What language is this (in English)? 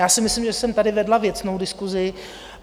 Czech